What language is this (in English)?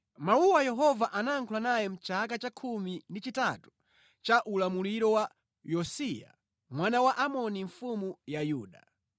Nyanja